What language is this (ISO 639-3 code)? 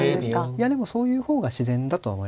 jpn